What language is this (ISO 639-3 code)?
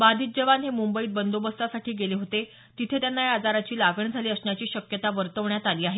mar